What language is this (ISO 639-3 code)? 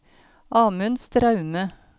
nor